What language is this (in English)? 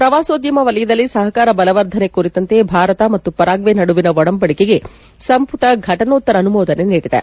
Kannada